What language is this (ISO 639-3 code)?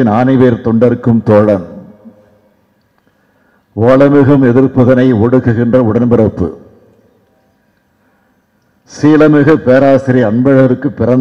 ara